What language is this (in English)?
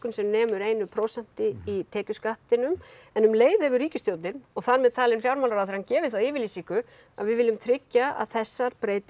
Icelandic